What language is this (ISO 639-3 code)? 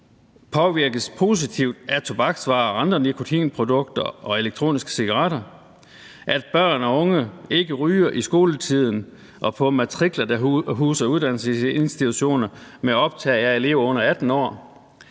dan